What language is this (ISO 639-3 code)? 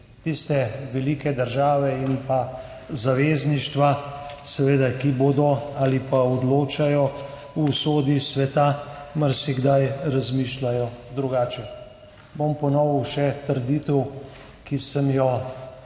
slv